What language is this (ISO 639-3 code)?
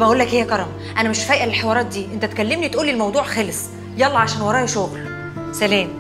ara